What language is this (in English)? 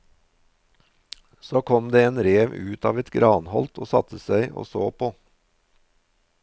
Norwegian